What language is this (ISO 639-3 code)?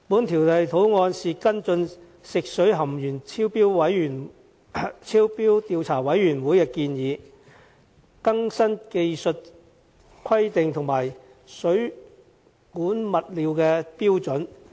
yue